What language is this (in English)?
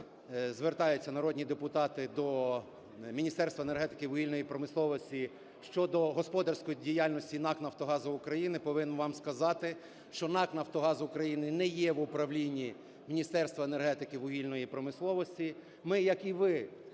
Ukrainian